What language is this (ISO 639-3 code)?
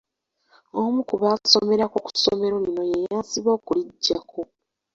lug